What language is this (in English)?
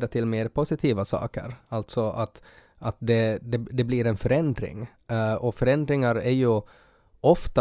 Swedish